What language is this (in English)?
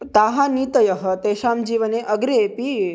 Sanskrit